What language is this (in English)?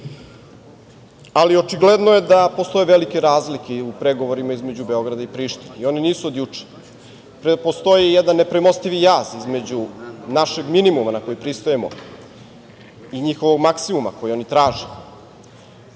Serbian